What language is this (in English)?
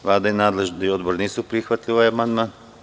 Serbian